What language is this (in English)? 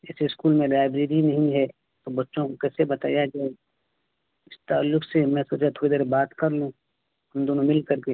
Urdu